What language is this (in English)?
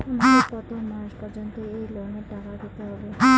Bangla